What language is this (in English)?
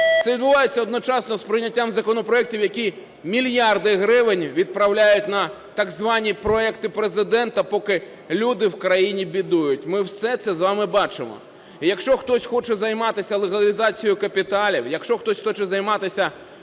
Ukrainian